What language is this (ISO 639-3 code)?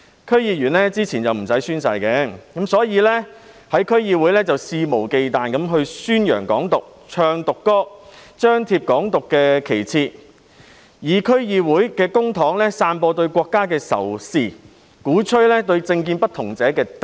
yue